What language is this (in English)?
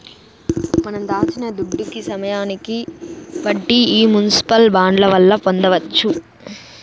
Telugu